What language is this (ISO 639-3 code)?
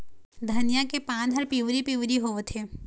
hne